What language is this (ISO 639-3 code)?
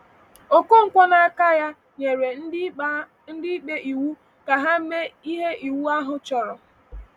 ibo